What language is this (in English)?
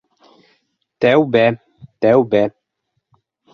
Bashkir